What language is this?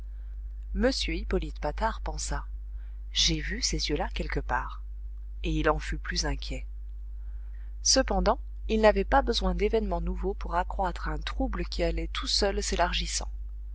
French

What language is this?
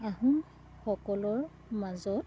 Assamese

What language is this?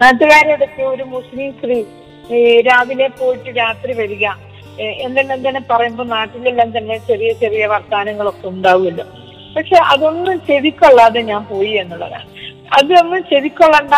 Malayalam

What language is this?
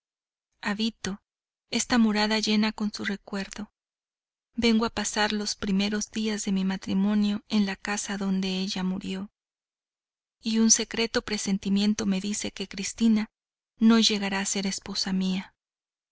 Spanish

